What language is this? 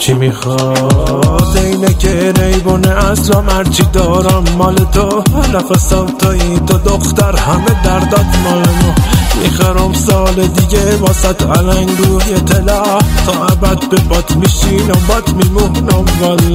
Persian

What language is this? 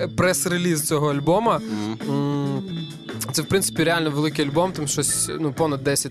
Ukrainian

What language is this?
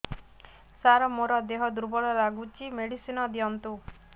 Odia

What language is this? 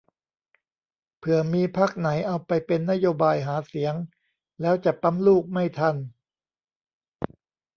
Thai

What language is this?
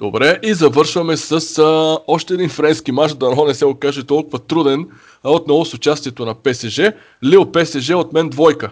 Bulgarian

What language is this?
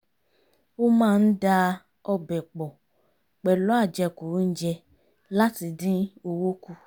Yoruba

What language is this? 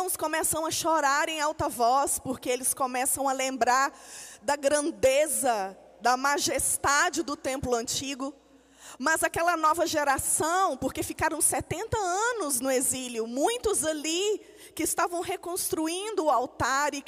Portuguese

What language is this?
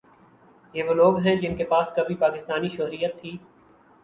Urdu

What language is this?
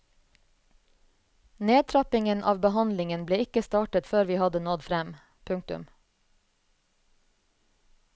Norwegian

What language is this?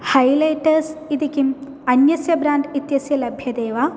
Sanskrit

